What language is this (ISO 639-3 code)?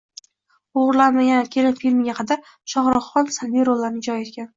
uzb